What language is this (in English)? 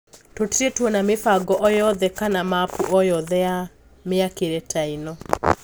Kikuyu